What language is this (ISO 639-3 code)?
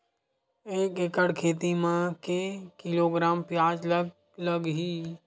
hne